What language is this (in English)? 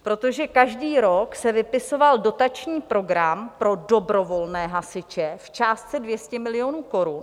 Czech